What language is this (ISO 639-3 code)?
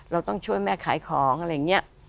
tha